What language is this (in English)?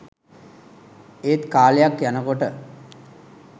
Sinhala